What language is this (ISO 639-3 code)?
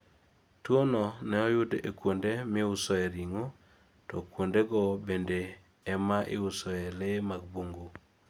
luo